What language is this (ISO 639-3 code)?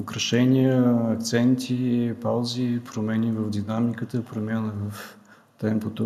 bul